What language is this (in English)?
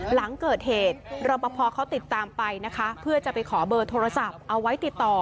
Thai